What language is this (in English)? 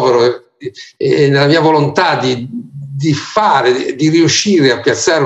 Italian